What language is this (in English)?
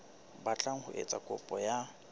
Southern Sotho